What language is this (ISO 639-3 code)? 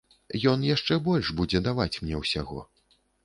bel